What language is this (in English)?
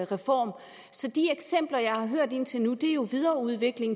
Danish